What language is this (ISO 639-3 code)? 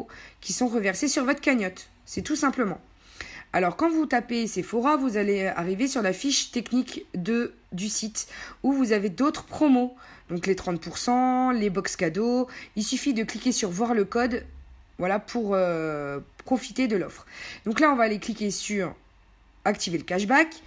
fra